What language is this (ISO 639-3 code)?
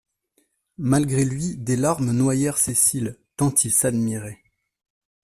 fra